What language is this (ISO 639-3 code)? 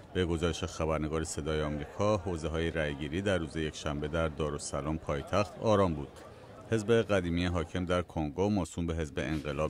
fas